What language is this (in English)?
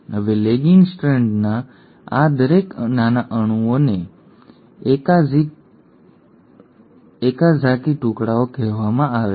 Gujarati